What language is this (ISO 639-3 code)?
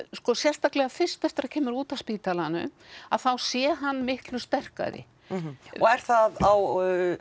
isl